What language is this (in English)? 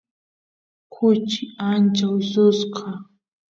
Santiago del Estero Quichua